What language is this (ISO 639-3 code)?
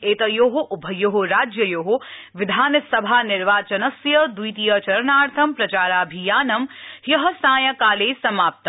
san